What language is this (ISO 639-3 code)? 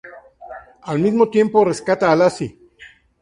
spa